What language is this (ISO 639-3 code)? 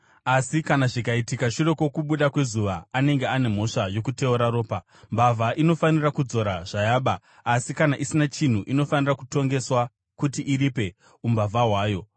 sna